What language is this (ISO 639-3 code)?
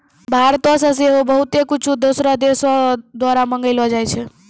mai